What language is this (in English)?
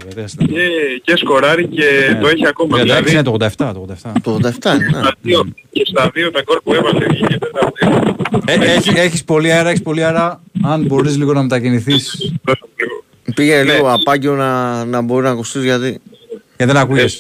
Greek